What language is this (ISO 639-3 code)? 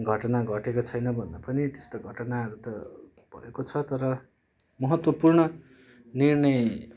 nep